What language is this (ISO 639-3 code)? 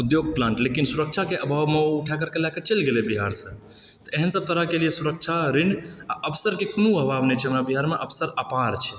mai